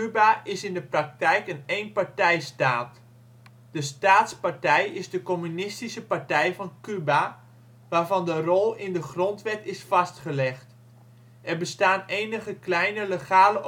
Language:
Dutch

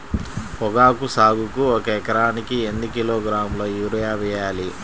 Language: Telugu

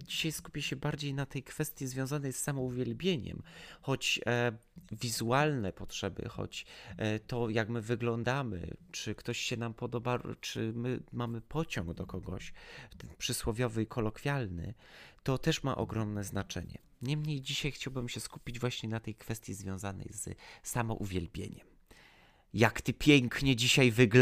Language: Polish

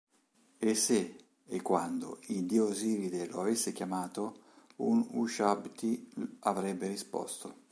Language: Italian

